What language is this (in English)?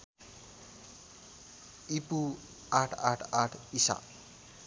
Nepali